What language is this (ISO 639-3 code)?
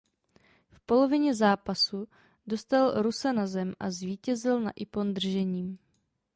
ces